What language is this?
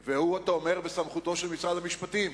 Hebrew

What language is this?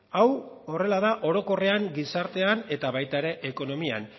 Basque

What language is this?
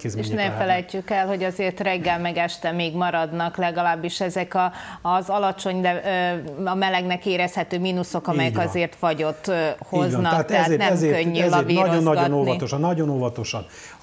Hungarian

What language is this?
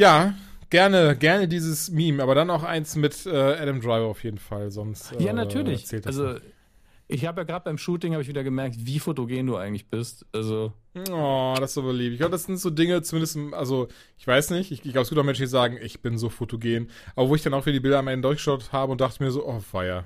German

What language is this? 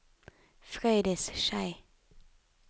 Norwegian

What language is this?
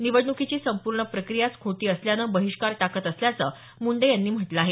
Marathi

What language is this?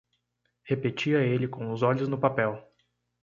Portuguese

